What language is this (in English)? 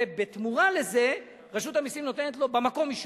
Hebrew